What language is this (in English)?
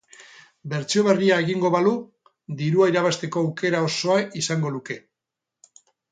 Basque